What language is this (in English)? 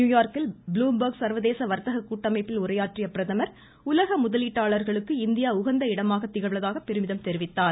Tamil